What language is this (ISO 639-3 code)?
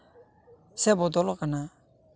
sat